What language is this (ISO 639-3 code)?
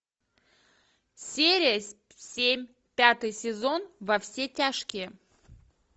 rus